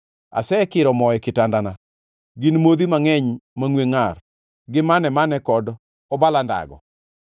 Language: Luo (Kenya and Tanzania)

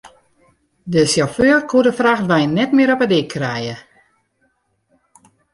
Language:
Western Frisian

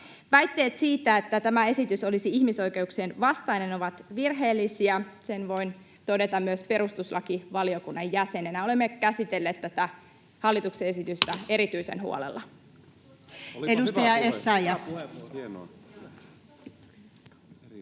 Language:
Finnish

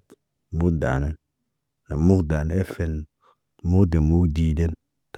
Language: Naba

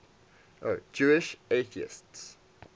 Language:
English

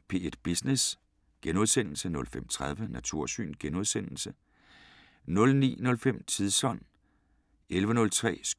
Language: Danish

